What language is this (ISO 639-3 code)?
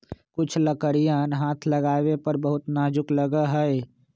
mag